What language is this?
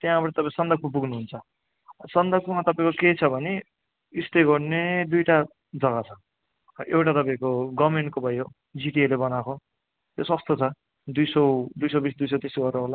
Nepali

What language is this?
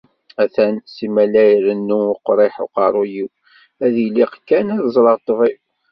Kabyle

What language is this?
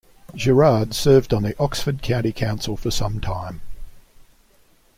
English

